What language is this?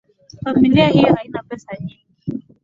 Swahili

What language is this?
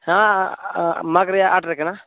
Santali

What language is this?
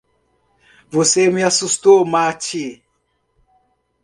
Portuguese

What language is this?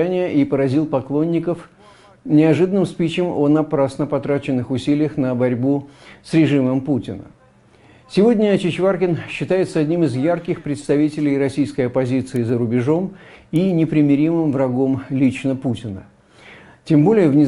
Russian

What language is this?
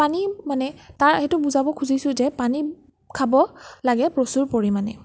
Assamese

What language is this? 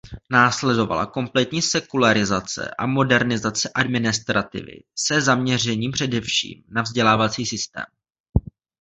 Czech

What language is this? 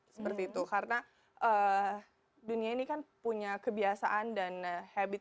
Indonesian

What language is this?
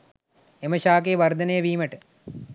Sinhala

